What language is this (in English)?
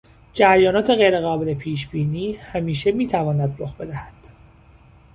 Persian